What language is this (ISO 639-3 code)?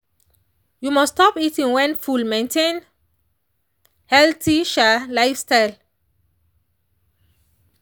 pcm